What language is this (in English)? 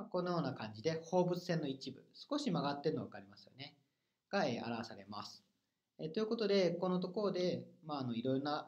Japanese